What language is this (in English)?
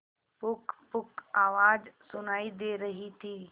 Hindi